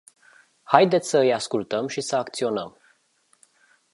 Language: Romanian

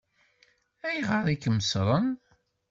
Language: Kabyle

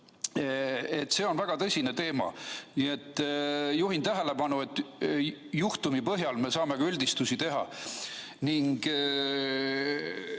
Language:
Estonian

